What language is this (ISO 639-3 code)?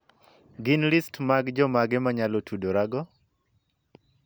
luo